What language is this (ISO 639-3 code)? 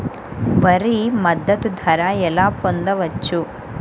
tel